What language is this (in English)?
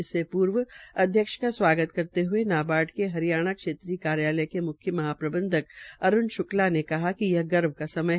Hindi